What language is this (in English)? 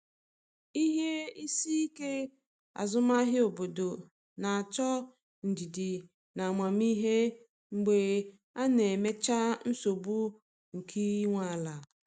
Igbo